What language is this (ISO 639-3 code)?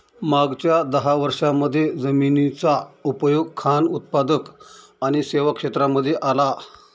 mar